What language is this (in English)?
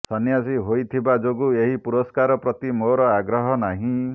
Odia